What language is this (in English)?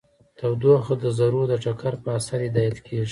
Pashto